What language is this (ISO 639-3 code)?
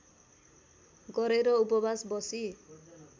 nep